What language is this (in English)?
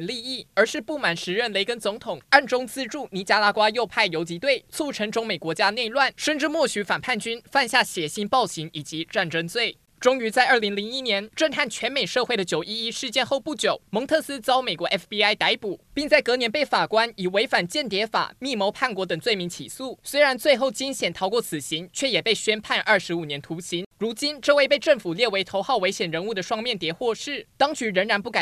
Chinese